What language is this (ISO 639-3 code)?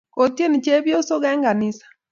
kln